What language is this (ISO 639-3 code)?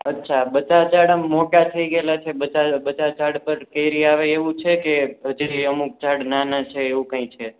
guj